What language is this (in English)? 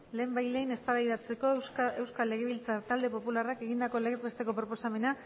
Basque